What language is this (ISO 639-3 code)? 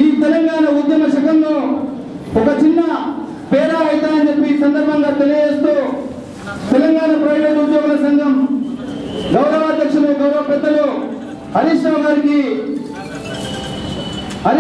tur